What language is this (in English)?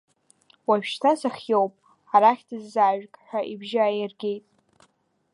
Abkhazian